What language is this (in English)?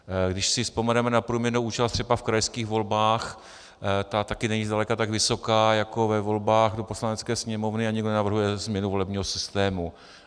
Czech